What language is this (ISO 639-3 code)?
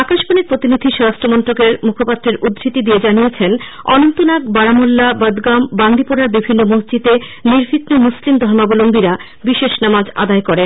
ben